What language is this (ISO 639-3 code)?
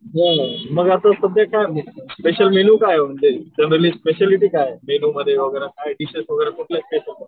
mar